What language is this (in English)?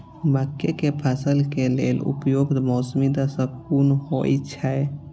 Maithili